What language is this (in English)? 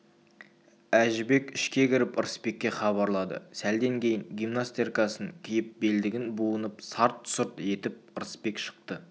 Kazakh